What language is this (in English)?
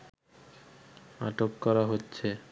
Bangla